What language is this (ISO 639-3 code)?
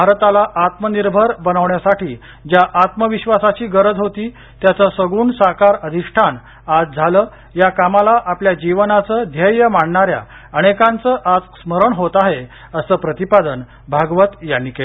mar